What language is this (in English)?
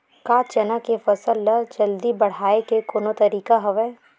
Chhattisgarhi